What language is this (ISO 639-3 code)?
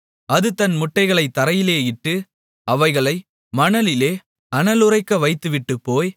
tam